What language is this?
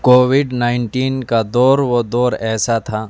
Urdu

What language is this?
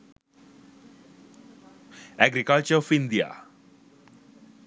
Sinhala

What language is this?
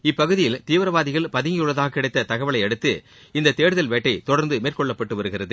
Tamil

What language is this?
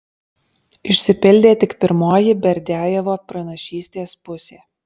Lithuanian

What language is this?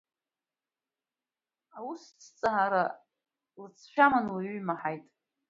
Abkhazian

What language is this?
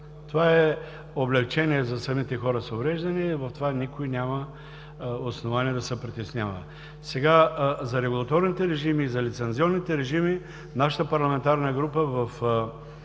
Bulgarian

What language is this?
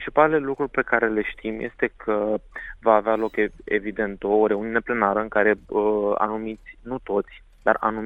Romanian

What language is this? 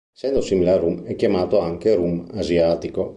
Italian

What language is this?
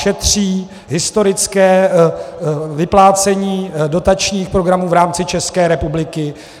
Czech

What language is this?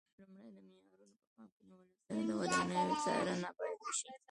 Pashto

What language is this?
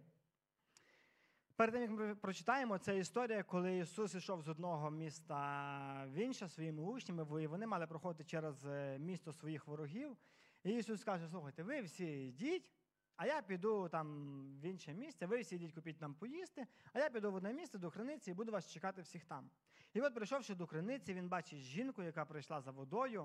Ukrainian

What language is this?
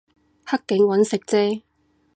Cantonese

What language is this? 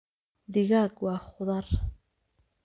Somali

